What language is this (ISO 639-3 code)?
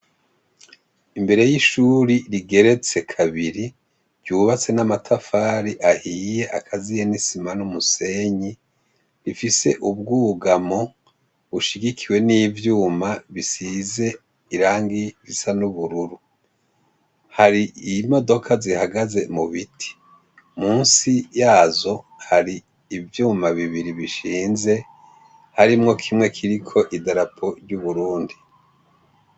run